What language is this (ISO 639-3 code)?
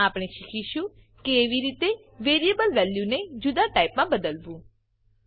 guj